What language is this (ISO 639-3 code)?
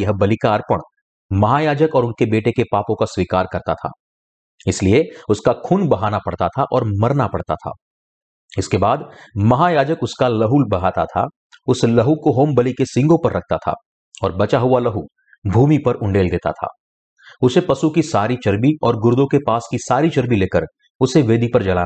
hin